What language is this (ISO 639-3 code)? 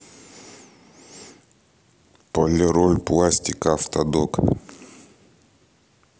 rus